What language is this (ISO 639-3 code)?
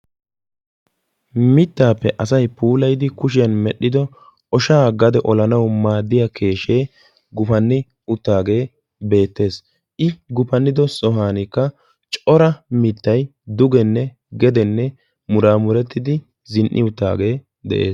wal